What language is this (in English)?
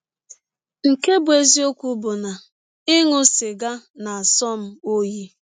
Igbo